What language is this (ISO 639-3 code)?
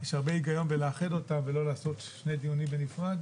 heb